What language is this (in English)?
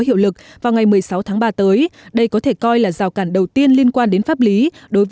Vietnamese